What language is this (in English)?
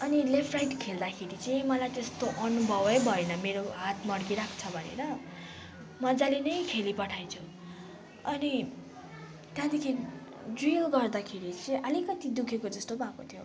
Nepali